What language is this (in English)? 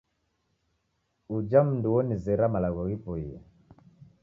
Taita